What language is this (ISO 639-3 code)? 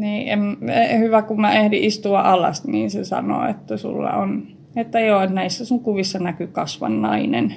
fin